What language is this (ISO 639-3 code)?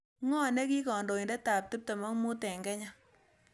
kln